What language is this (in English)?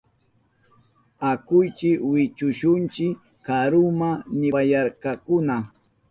Southern Pastaza Quechua